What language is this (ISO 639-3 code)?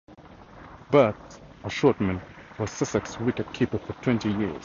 eng